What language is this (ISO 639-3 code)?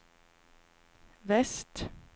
swe